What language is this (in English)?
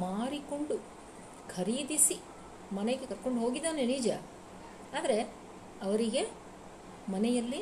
Kannada